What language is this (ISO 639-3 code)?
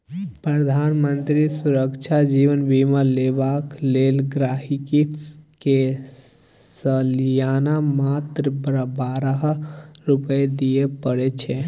mai